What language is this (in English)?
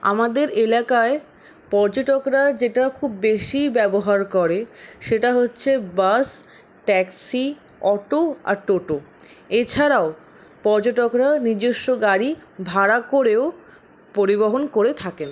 Bangla